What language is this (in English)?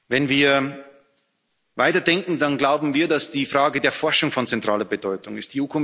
German